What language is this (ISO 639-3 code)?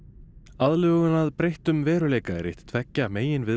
isl